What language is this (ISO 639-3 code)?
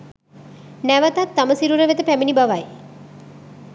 sin